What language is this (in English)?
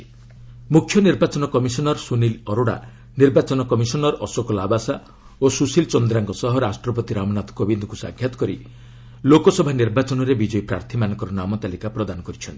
Odia